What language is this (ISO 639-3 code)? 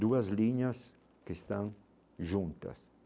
por